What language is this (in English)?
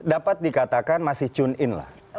Indonesian